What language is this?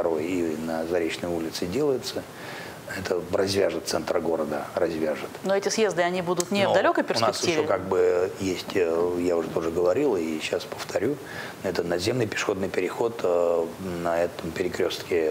Russian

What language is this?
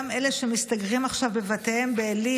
Hebrew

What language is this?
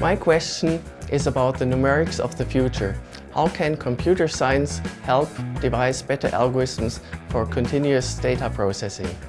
Korean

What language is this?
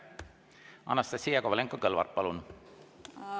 Estonian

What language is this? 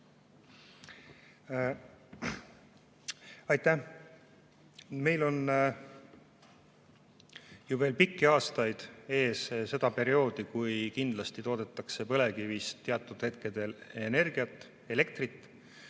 Estonian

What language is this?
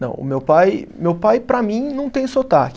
Portuguese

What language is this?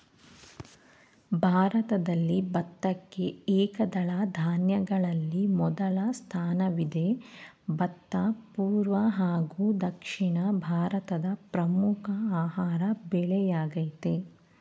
Kannada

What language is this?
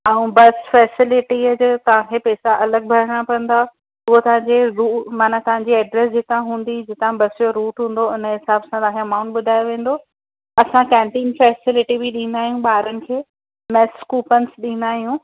Sindhi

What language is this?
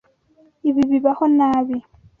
Kinyarwanda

